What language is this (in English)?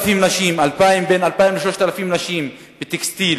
Hebrew